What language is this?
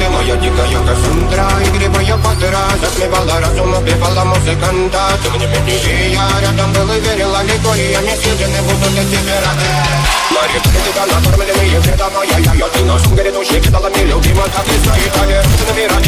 Romanian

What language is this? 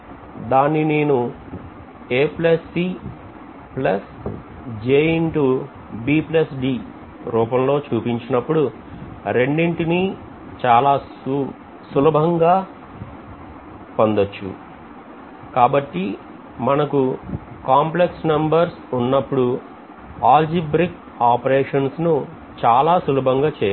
Telugu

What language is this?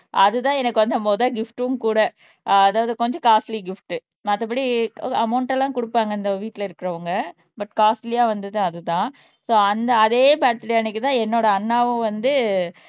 Tamil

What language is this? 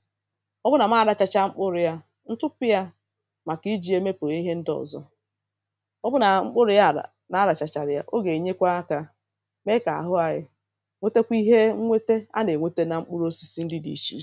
Igbo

